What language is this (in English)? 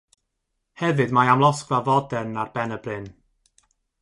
Welsh